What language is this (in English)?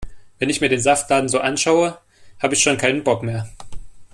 German